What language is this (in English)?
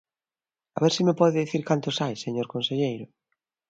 Galician